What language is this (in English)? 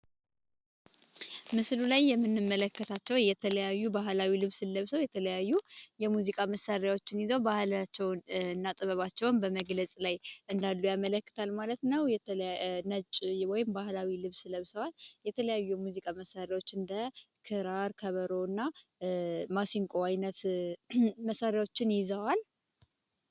Amharic